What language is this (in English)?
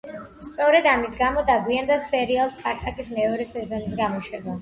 Georgian